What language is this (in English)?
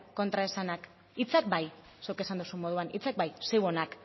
Basque